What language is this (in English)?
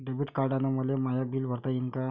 Marathi